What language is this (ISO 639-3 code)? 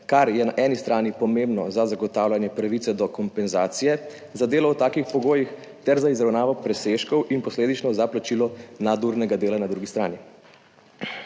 slv